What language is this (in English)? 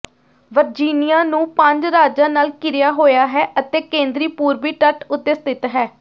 Punjabi